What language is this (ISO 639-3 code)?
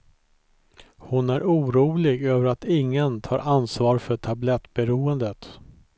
swe